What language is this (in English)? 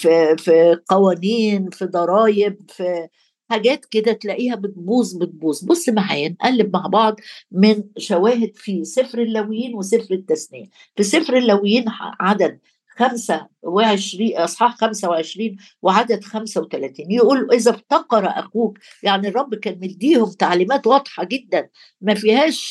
Arabic